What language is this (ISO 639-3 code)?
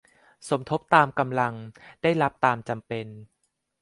tha